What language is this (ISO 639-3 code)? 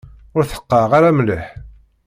kab